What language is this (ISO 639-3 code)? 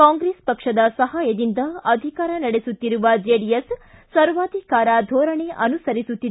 kan